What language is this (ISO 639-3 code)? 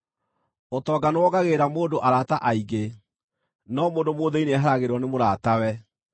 kik